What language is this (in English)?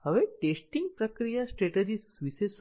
Gujarati